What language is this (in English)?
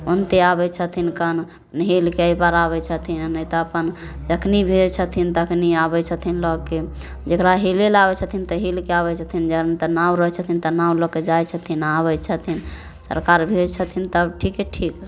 Maithili